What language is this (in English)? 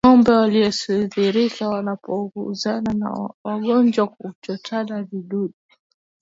Swahili